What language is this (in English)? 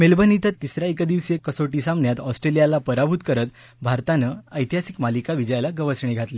Marathi